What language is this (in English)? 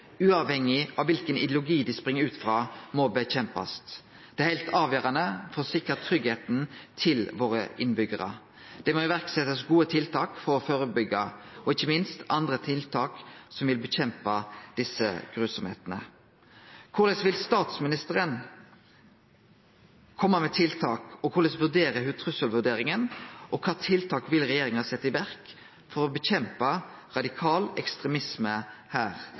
Norwegian Nynorsk